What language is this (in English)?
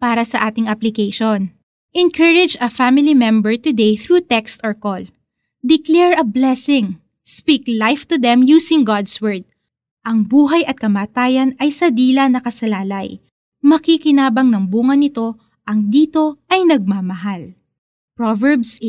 Filipino